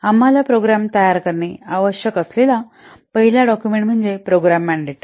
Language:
Marathi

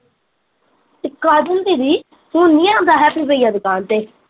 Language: Punjabi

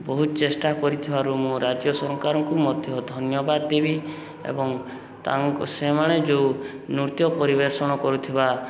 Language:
Odia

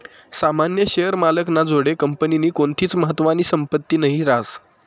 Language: Marathi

